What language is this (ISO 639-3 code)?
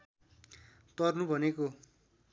nep